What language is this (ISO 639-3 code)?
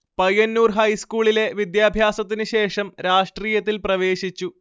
mal